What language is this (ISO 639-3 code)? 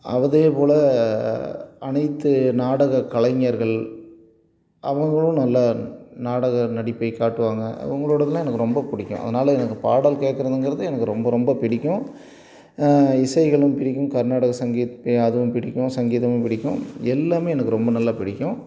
tam